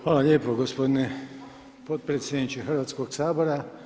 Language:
Croatian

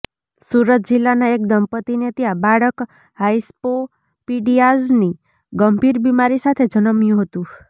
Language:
Gujarati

